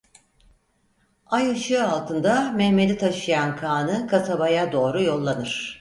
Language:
Turkish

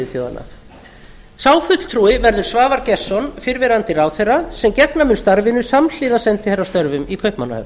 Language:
Icelandic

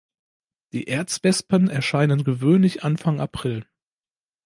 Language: German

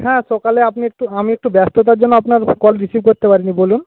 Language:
Bangla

